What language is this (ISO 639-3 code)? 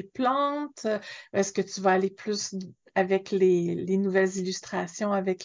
fra